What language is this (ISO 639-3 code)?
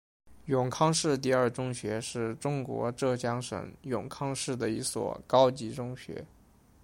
zho